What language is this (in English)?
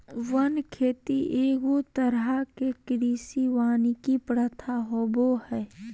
Magahi